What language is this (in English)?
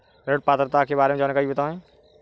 Hindi